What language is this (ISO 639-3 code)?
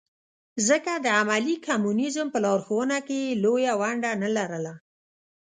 pus